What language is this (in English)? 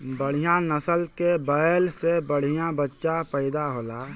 Bhojpuri